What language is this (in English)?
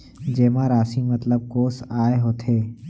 Chhattisgarhi